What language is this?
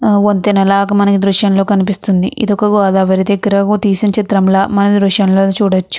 Telugu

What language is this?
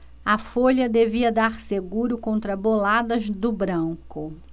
Portuguese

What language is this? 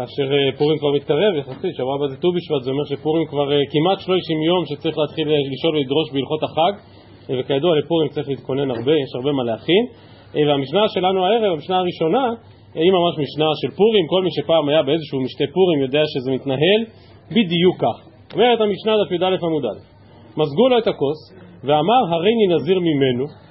Hebrew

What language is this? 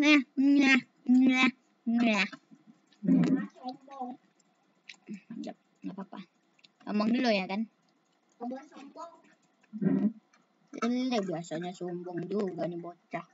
Indonesian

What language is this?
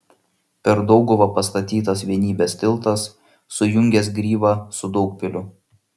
Lithuanian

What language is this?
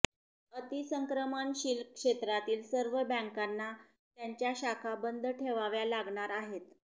Marathi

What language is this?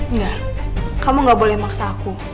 Indonesian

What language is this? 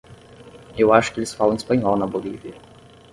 Portuguese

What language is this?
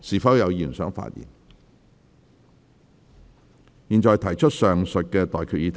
Cantonese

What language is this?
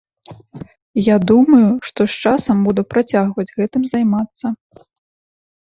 Belarusian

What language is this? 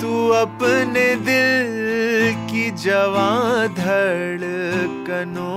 Hindi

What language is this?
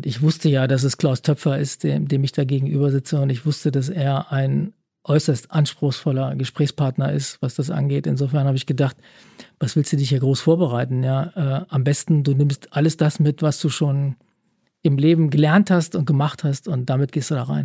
German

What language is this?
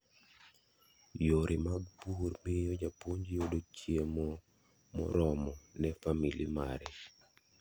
Luo (Kenya and Tanzania)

